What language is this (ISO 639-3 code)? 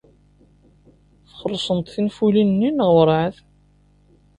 kab